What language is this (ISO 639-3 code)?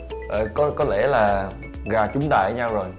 vie